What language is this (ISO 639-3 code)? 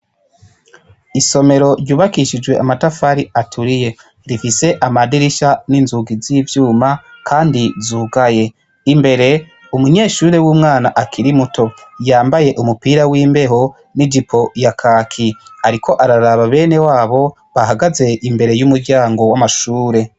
run